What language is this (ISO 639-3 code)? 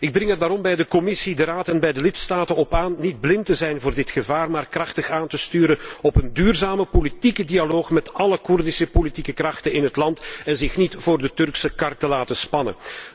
nld